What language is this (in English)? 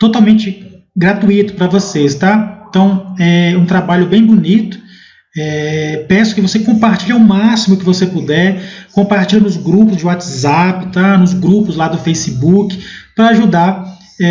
Portuguese